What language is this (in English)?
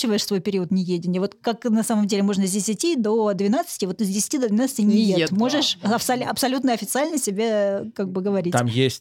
Russian